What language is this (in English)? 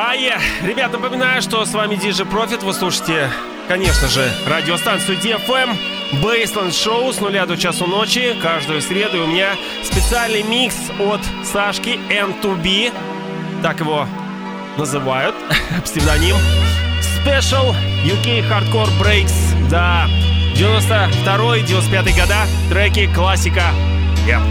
Russian